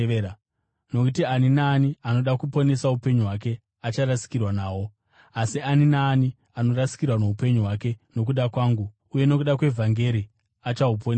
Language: Shona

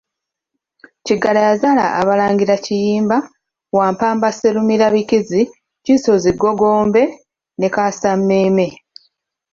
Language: Ganda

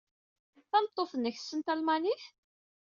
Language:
Kabyle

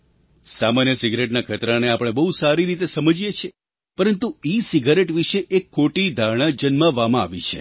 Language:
Gujarati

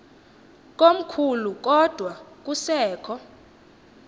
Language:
Xhosa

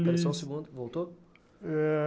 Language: Portuguese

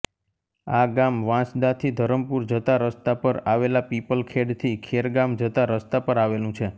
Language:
Gujarati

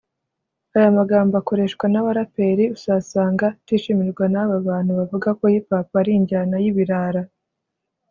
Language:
Kinyarwanda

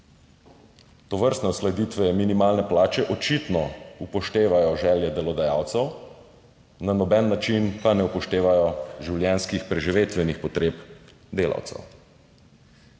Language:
Slovenian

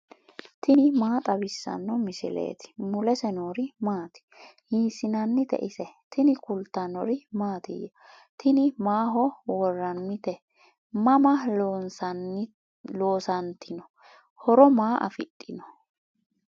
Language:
Sidamo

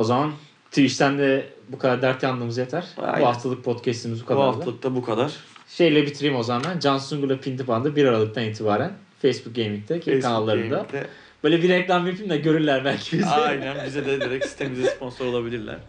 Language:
Turkish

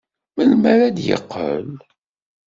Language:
Kabyle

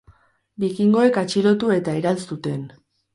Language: Basque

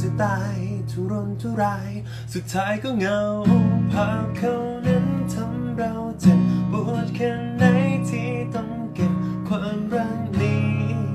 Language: Thai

